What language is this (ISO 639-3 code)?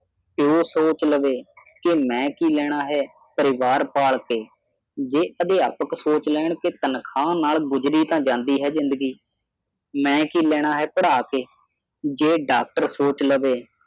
pan